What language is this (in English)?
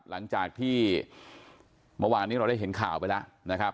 Thai